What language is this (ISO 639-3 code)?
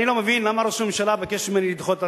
heb